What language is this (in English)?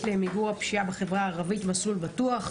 Hebrew